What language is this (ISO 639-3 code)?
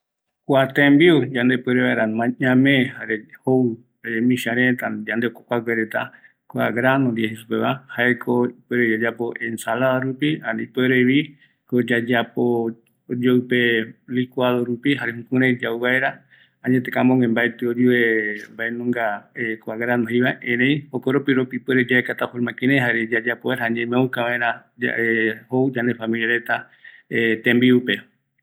gui